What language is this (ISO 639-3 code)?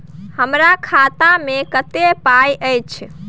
mai